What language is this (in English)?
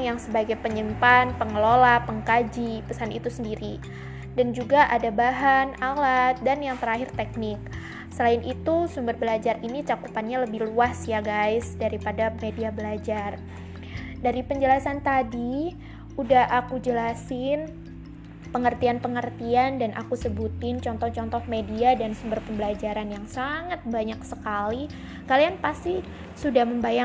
Indonesian